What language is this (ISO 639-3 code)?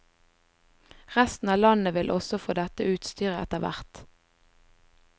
nor